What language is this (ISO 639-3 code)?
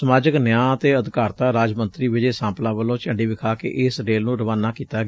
pan